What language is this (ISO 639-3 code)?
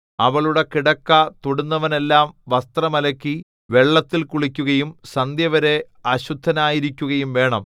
mal